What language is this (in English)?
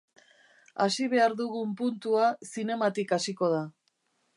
Basque